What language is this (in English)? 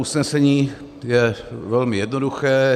Czech